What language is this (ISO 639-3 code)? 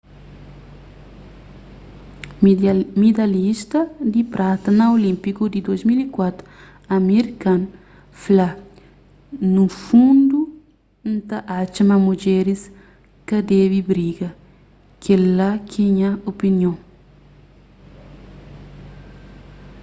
kea